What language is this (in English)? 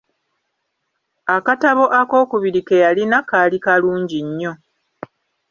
Ganda